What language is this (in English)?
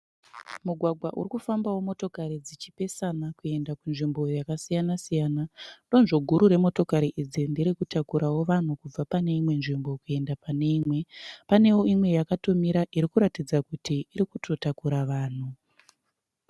Shona